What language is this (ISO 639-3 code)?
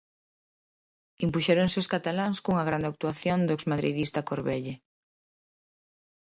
glg